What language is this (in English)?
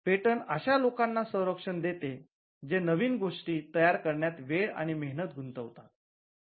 Marathi